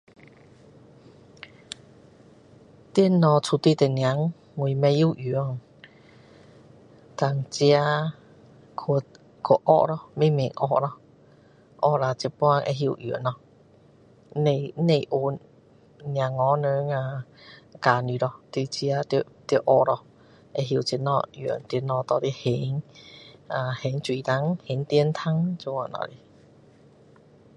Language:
Min Dong Chinese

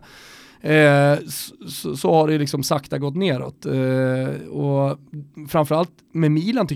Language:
Swedish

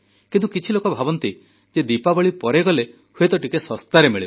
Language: Odia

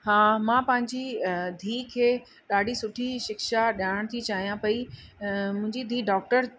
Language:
Sindhi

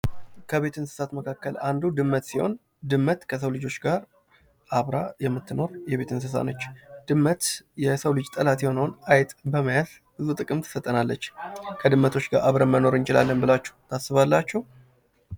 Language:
Amharic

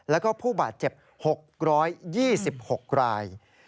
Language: Thai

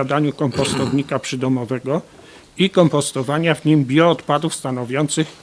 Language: Polish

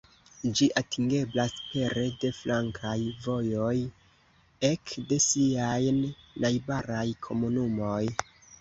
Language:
Esperanto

